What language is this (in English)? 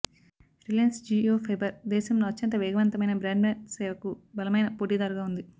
Telugu